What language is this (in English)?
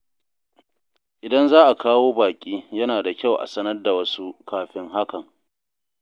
Hausa